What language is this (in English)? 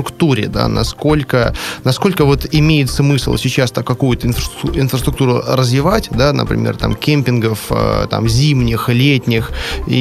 Russian